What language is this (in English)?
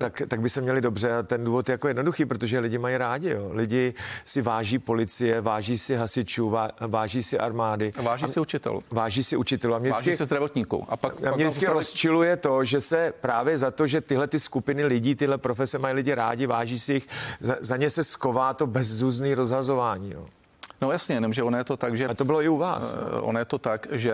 Czech